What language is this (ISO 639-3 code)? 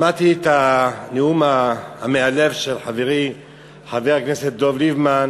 heb